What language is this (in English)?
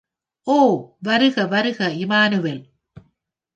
Tamil